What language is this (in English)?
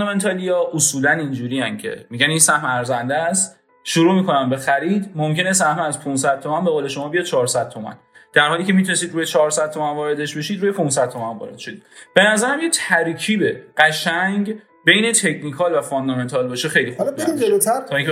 Persian